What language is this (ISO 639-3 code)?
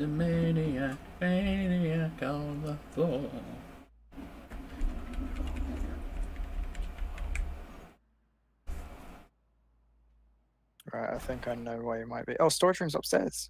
eng